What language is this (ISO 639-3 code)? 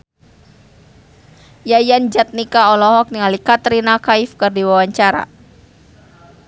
sun